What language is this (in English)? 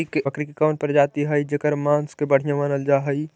Magahi